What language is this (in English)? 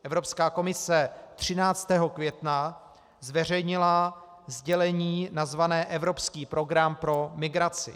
Czech